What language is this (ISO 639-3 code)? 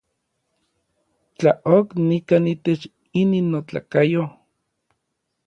nlv